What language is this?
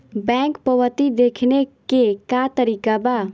Bhojpuri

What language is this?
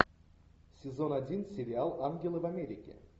Russian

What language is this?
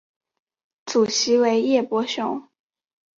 Chinese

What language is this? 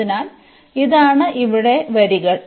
Malayalam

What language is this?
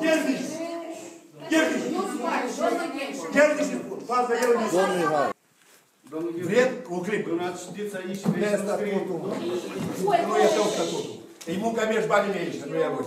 Romanian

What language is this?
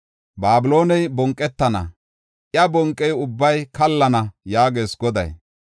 Gofa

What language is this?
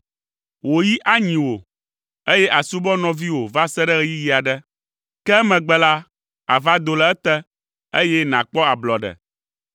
Ewe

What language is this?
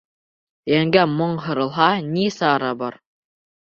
Bashkir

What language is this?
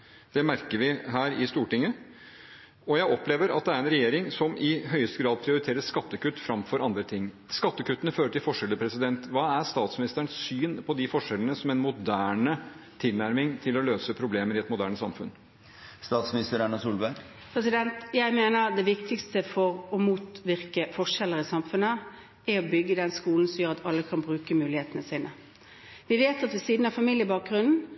Norwegian Bokmål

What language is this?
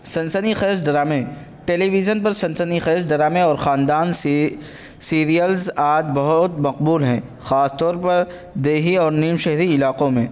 Urdu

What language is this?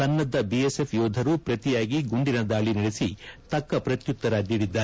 Kannada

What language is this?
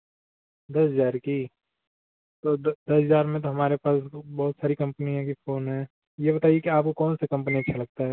Hindi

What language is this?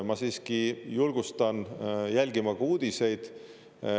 Estonian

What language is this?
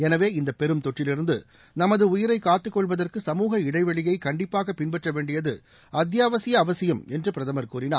Tamil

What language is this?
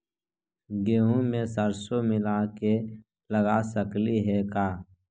Magahi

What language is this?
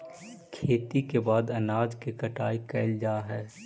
Magahi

